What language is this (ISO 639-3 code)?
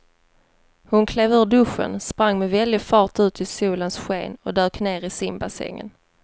swe